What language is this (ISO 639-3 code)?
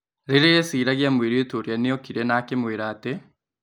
kik